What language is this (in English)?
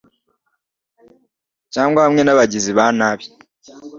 Kinyarwanda